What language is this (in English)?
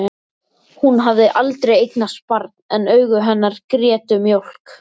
Icelandic